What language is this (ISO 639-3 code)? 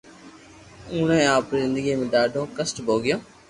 lrk